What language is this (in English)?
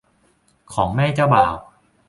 Thai